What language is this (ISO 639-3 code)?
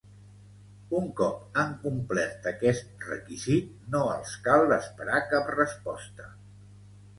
cat